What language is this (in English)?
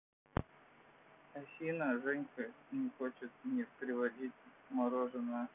Russian